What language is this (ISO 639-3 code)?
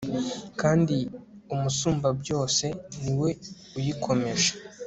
kin